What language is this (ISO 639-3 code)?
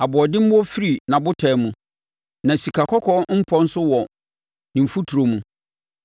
aka